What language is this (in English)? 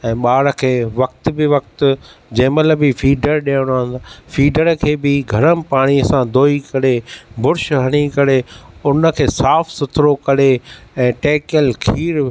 Sindhi